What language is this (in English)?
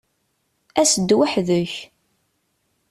Kabyle